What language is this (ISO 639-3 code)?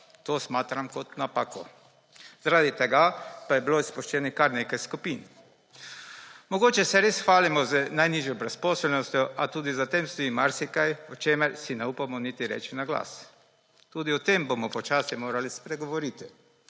slv